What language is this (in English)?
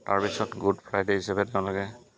Assamese